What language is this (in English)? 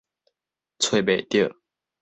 Min Nan Chinese